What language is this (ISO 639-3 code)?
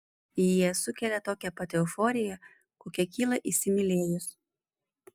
lit